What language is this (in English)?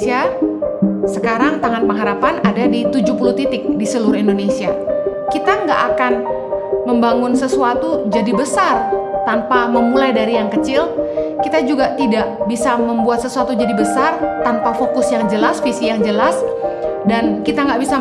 Indonesian